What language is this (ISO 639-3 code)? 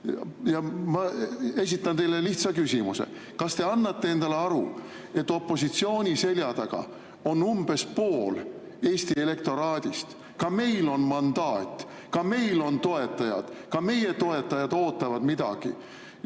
est